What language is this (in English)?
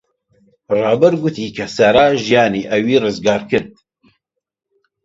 Central Kurdish